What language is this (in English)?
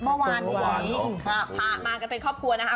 Thai